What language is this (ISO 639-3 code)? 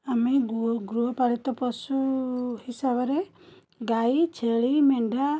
ori